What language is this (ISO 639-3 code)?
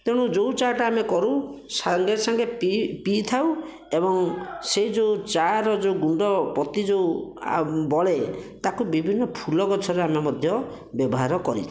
ori